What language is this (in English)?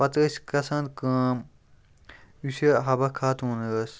Kashmiri